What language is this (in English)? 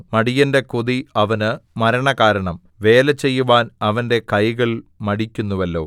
Malayalam